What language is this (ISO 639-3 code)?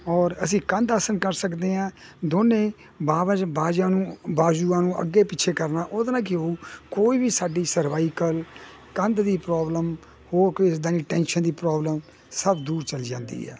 pan